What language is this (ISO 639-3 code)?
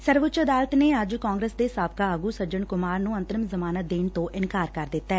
pan